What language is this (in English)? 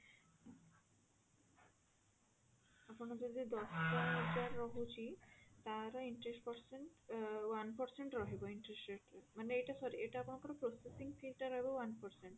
Odia